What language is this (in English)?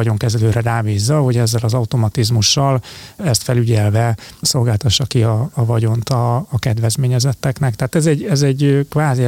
Hungarian